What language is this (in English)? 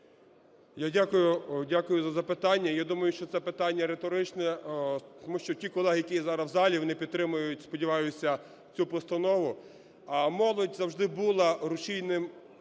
Ukrainian